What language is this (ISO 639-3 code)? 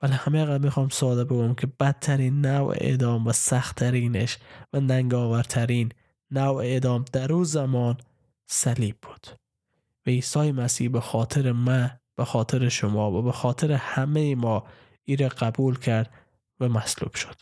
fas